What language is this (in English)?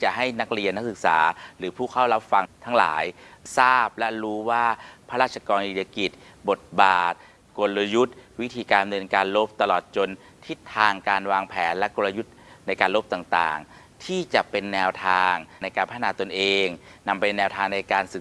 Thai